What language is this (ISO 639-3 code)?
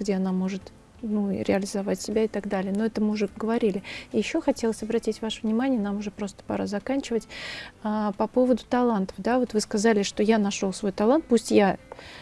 rus